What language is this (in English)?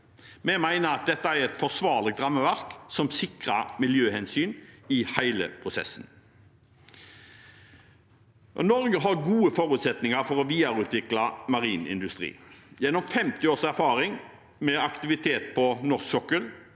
Norwegian